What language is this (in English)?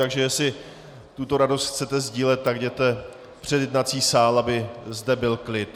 Czech